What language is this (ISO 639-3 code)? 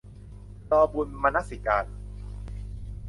tha